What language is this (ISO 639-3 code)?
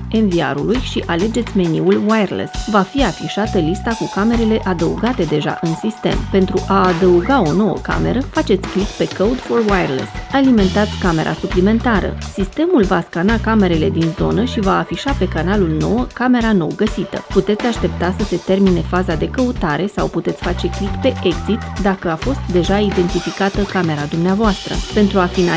ron